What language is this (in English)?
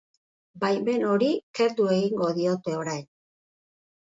Basque